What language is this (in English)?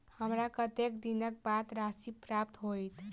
Maithili